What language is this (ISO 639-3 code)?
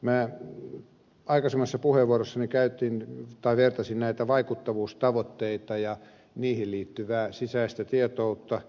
fin